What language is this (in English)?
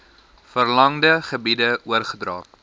Afrikaans